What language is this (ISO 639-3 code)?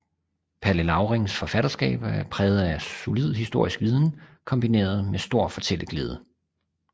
dan